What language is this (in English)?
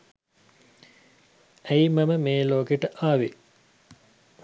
Sinhala